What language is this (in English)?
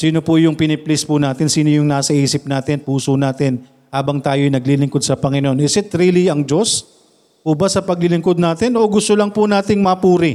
Filipino